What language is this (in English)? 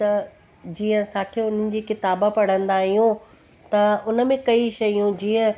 Sindhi